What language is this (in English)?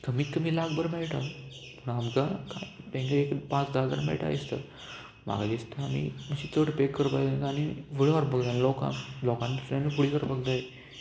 Konkani